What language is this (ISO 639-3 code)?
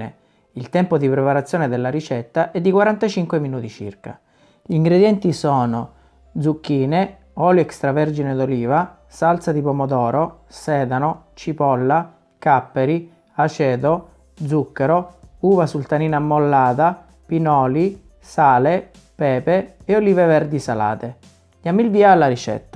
ita